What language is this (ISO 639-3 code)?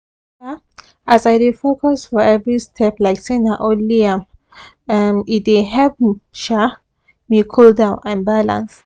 pcm